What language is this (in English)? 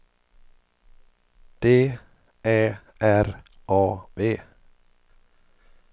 Swedish